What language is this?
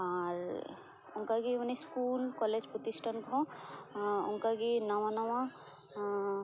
Santali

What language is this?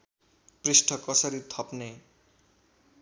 Nepali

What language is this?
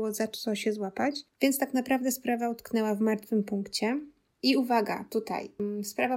Polish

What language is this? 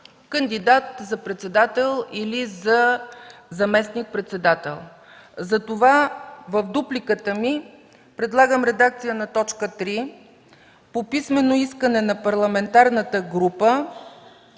Bulgarian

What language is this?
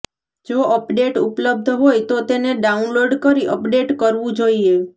Gujarati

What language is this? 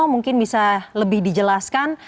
Indonesian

